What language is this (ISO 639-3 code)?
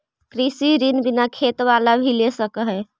mag